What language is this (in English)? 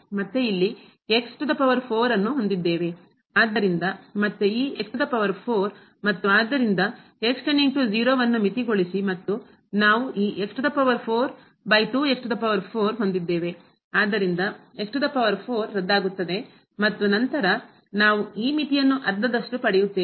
Kannada